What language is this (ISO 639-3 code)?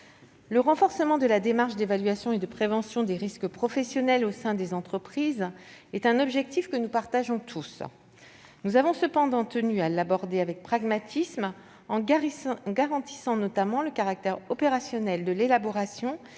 fra